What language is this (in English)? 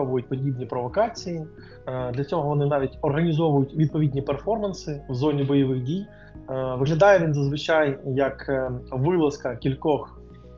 Ukrainian